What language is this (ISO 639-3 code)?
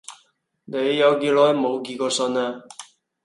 yue